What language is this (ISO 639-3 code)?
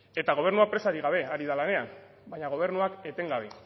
eus